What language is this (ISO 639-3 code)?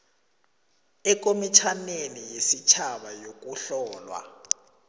nbl